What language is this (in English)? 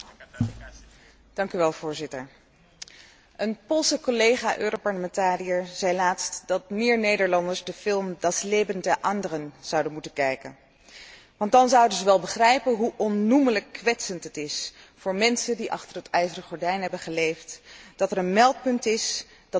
Dutch